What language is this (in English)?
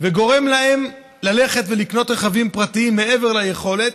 Hebrew